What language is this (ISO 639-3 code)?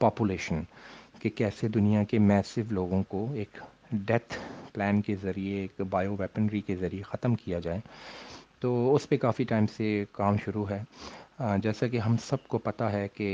urd